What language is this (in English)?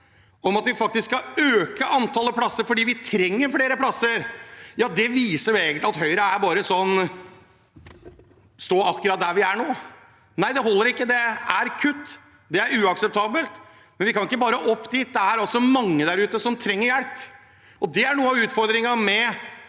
Norwegian